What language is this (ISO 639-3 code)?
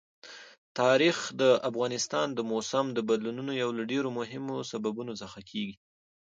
pus